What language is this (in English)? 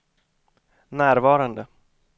Swedish